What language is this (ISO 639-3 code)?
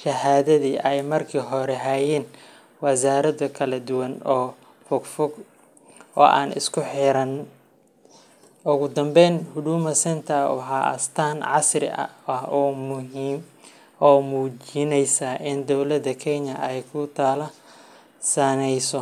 som